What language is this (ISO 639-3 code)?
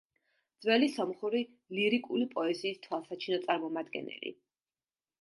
kat